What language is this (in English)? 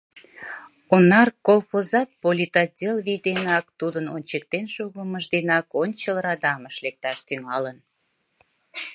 Mari